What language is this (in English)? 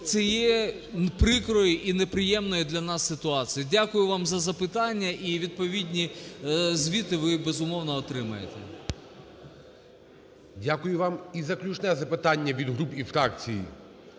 Ukrainian